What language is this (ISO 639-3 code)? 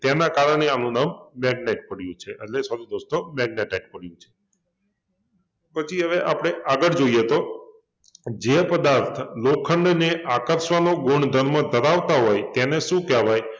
guj